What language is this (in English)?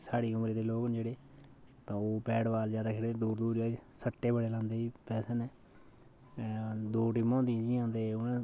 Dogri